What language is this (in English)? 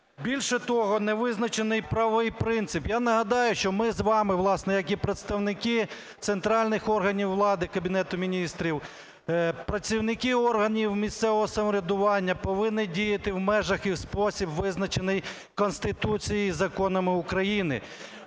Ukrainian